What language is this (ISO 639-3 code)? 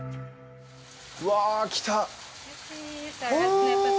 jpn